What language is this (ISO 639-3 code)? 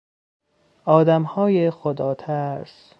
fas